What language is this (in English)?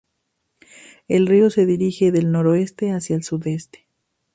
Spanish